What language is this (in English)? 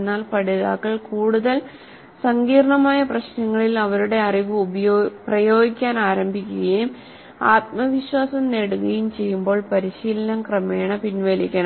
Malayalam